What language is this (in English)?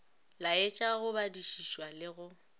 Northern Sotho